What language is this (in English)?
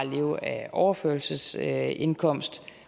Danish